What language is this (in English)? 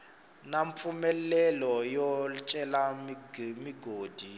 Tsonga